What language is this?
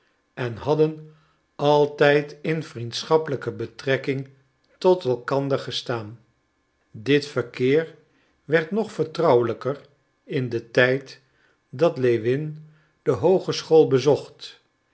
Dutch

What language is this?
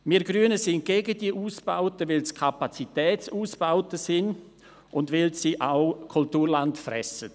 Swiss German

